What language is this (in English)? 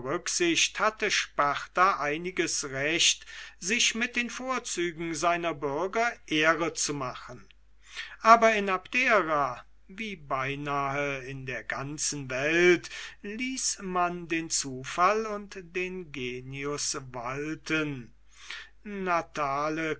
German